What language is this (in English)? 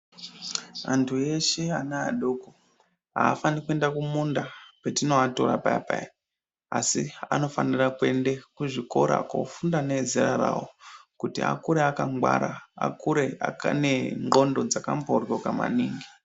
Ndau